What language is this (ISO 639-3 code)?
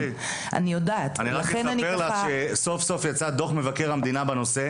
heb